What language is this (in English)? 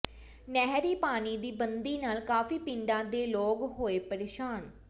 Punjabi